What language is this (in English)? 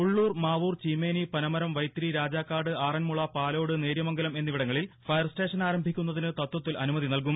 Malayalam